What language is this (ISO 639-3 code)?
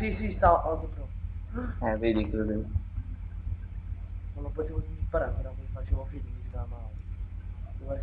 ita